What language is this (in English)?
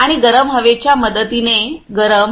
Marathi